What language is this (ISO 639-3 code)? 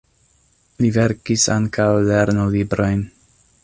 epo